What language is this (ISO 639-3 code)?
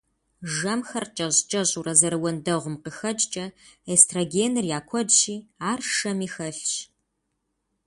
kbd